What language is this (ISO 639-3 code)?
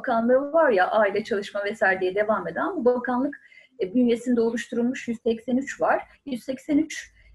tur